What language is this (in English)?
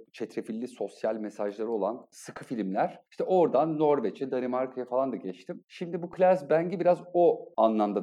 Turkish